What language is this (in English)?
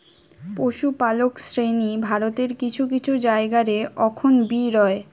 Bangla